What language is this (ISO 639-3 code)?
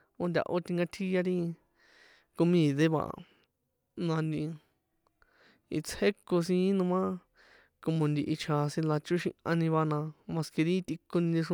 poe